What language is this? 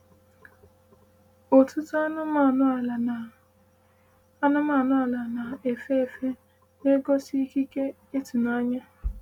Igbo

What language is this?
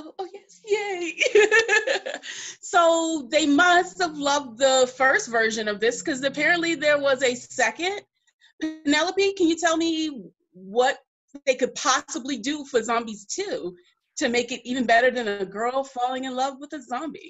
English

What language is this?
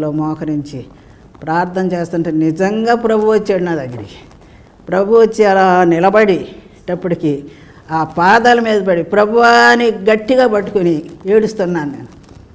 Telugu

